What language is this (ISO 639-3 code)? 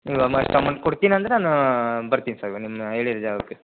kan